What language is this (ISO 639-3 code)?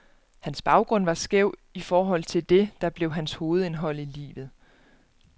dan